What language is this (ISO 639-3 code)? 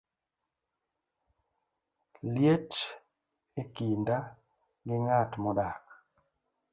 luo